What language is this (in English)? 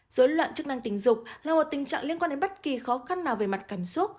Vietnamese